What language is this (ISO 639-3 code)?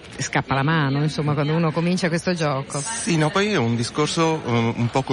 ita